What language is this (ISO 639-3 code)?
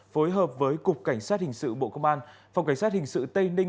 vie